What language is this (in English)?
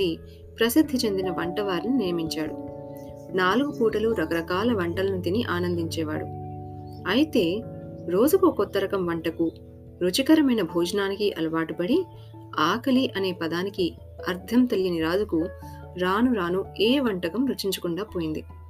Telugu